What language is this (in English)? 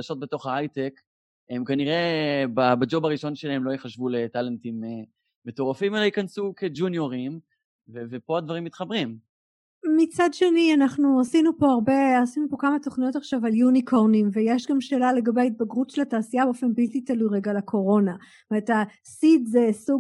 Hebrew